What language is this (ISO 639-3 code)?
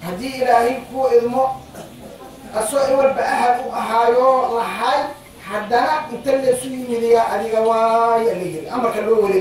ara